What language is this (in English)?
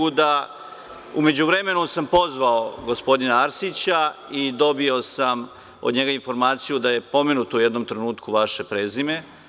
Serbian